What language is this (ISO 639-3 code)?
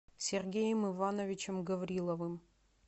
rus